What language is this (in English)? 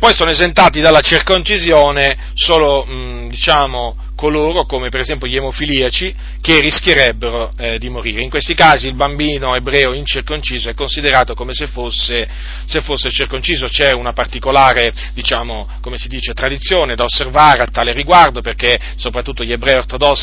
Italian